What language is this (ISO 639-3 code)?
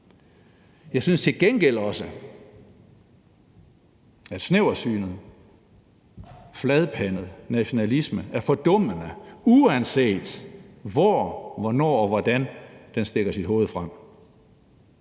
dan